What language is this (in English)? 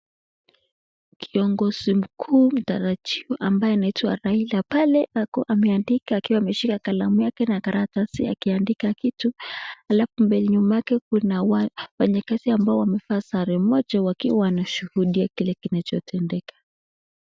Swahili